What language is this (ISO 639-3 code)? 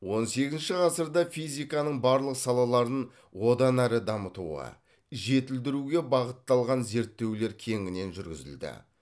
kaz